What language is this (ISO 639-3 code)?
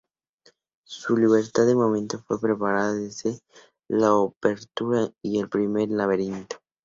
spa